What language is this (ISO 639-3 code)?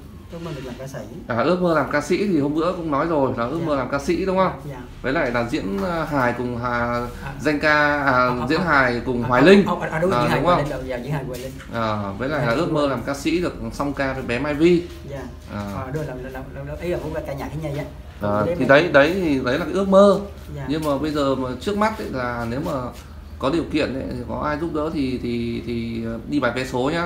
vie